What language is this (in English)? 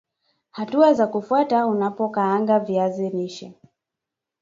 Swahili